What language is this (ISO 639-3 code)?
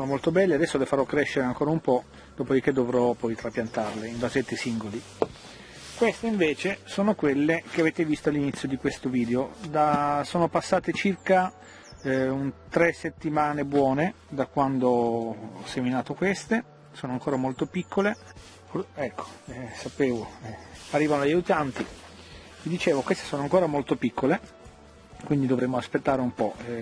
ita